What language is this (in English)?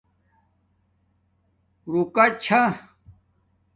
Domaaki